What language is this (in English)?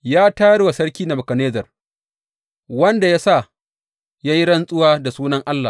Hausa